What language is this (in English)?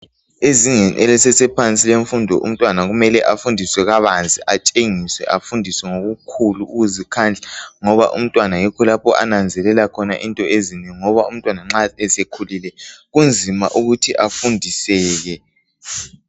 North Ndebele